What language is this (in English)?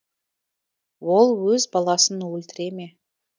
Kazakh